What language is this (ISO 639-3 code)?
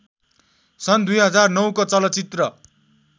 nep